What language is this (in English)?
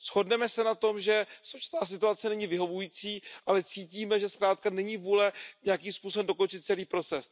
Czech